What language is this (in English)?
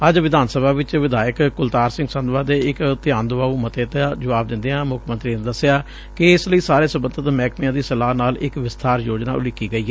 Punjabi